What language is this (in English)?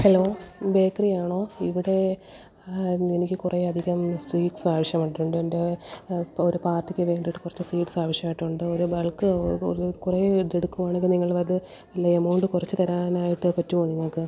Malayalam